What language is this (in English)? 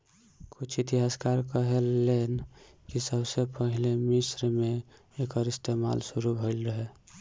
Bhojpuri